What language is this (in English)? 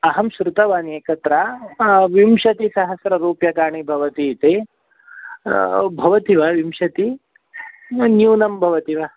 Sanskrit